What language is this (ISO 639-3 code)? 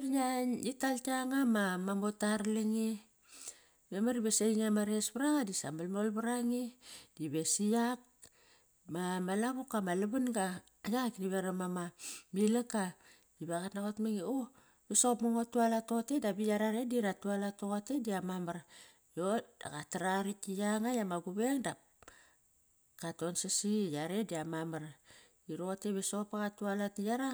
ckr